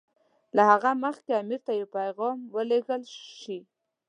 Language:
Pashto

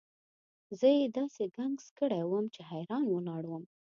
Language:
Pashto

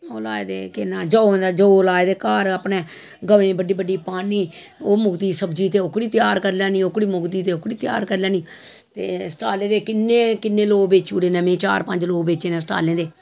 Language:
Dogri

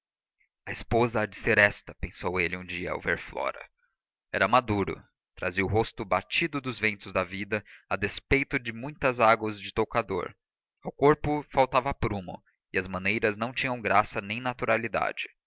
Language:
Portuguese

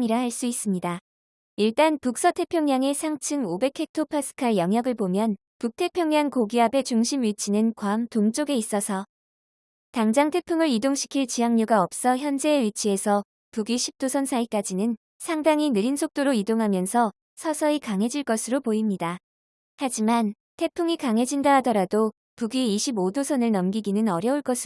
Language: Korean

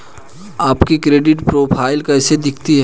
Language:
Hindi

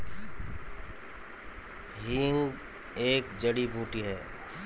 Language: Hindi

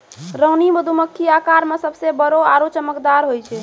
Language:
Maithili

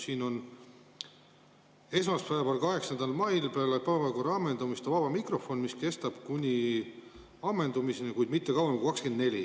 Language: Estonian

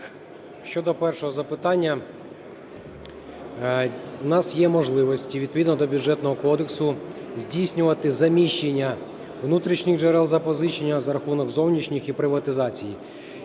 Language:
Ukrainian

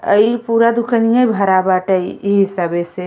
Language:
Bhojpuri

